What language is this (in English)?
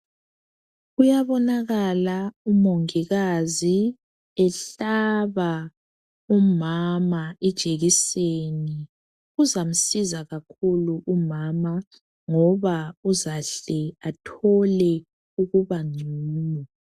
North Ndebele